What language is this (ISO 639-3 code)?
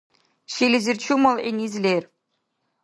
dar